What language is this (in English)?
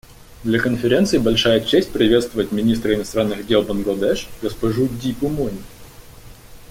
Russian